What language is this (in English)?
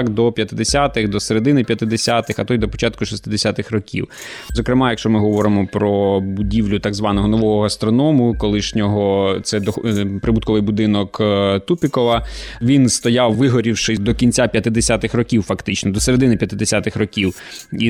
Ukrainian